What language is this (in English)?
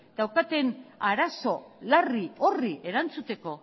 Basque